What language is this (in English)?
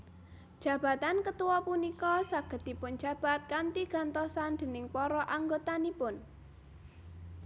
Javanese